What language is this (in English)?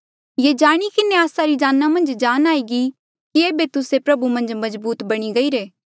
Mandeali